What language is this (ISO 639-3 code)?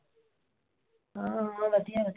pan